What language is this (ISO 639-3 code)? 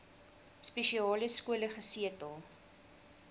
afr